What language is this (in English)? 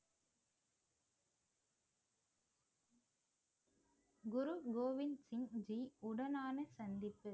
Tamil